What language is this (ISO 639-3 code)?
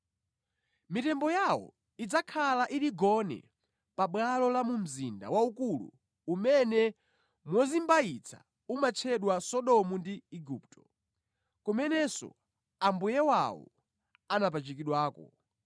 nya